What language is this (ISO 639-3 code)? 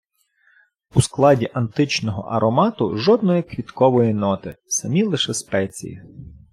ukr